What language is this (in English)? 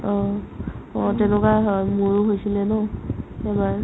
Assamese